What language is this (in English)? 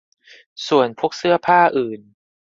Thai